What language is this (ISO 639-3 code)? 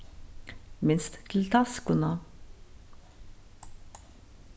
fao